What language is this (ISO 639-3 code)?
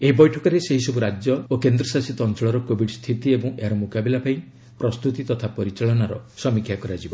ori